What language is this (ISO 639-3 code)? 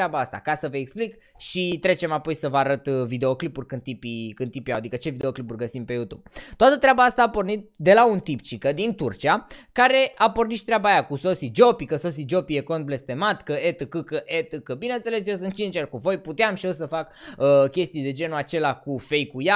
ron